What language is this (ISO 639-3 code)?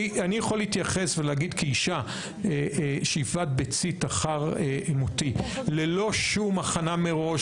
heb